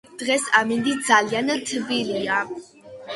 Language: Georgian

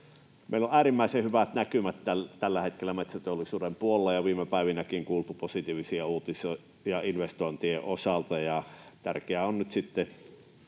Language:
Finnish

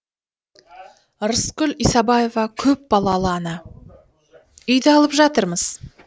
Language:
Kazakh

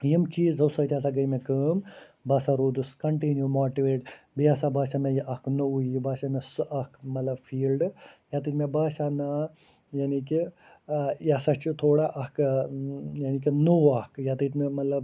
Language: Kashmiri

